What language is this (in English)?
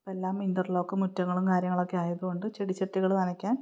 Malayalam